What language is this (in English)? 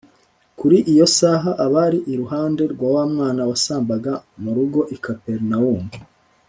Kinyarwanda